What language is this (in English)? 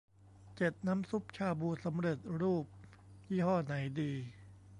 Thai